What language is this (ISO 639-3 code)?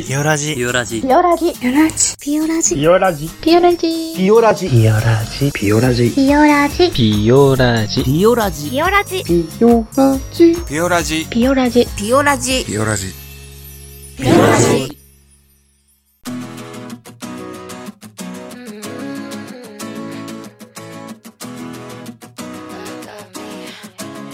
jpn